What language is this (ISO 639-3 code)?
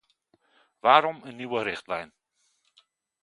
nld